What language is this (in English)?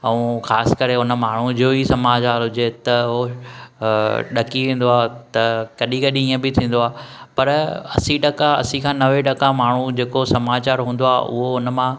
Sindhi